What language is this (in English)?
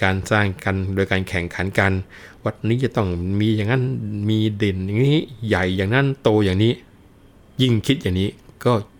Thai